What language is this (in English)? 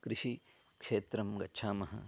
Sanskrit